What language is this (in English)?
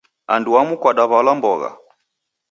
Taita